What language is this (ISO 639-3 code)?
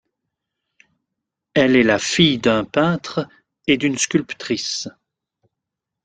fra